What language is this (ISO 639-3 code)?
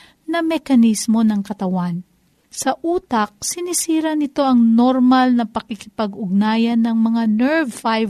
fil